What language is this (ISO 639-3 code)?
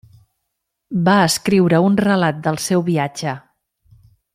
cat